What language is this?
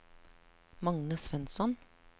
Norwegian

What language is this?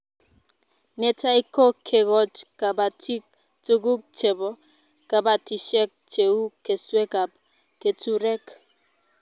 Kalenjin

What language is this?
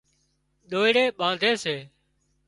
Wadiyara Koli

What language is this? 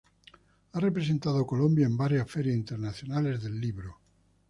Spanish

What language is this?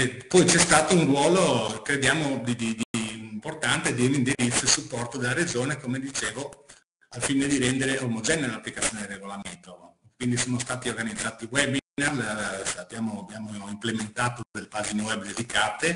Italian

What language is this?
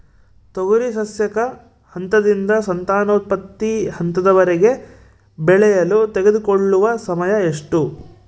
Kannada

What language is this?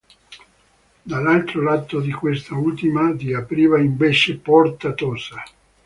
Italian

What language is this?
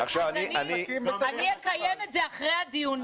Hebrew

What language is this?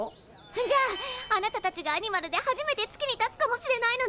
Japanese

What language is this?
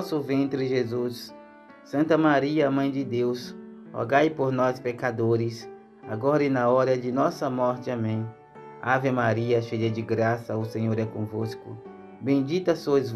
Portuguese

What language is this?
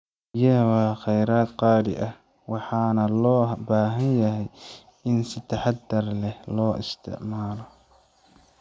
Somali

